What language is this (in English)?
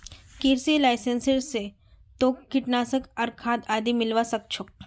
Magahi